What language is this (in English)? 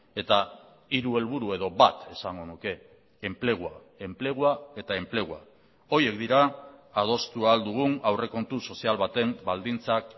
Basque